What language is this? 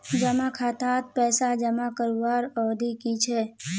Magahi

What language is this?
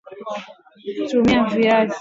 Swahili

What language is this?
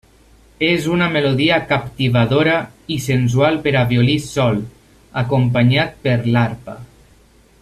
Catalan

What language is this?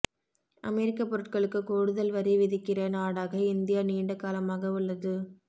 Tamil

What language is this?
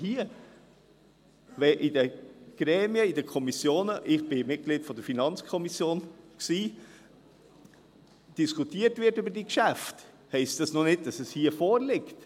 Swiss German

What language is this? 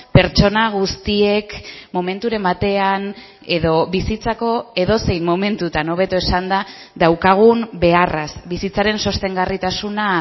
Basque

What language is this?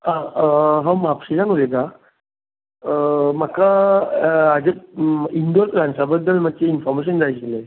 Konkani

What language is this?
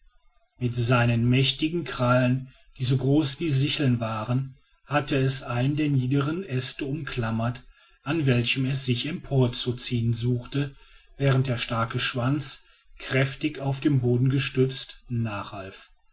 German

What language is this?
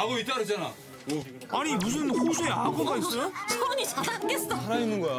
Korean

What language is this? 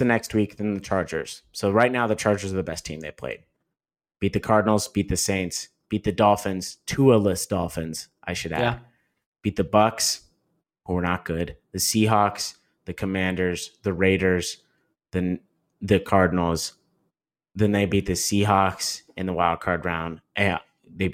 English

